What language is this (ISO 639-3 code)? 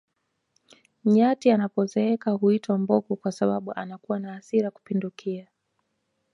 swa